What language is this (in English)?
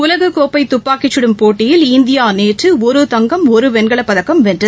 Tamil